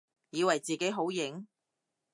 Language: Cantonese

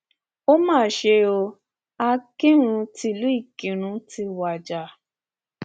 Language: Yoruba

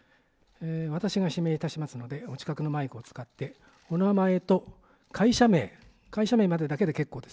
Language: Japanese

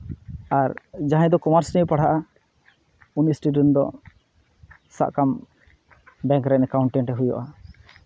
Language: Santali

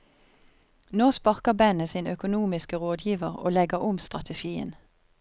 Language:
Norwegian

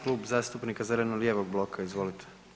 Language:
Croatian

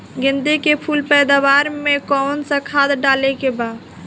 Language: Bhojpuri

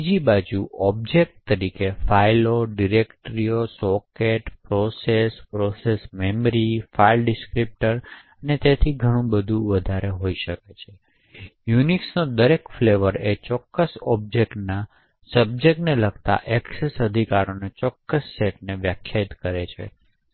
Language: Gujarati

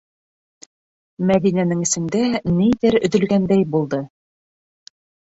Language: Bashkir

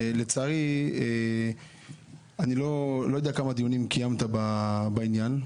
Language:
Hebrew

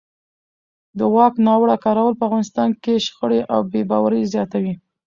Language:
Pashto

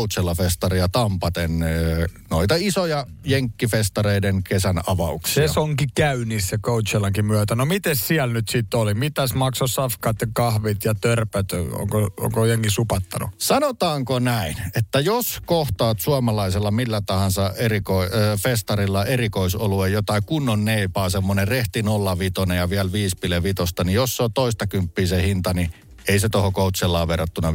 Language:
Finnish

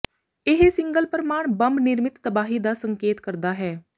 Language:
Punjabi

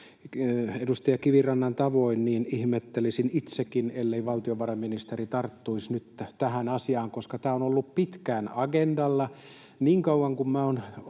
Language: Finnish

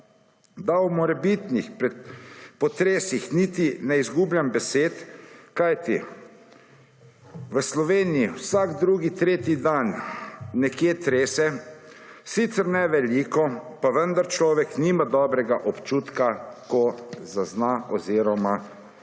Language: Slovenian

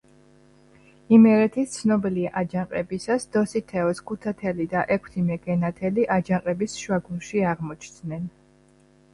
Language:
Georgian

